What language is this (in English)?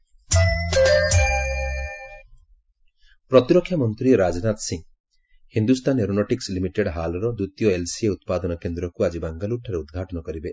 Odia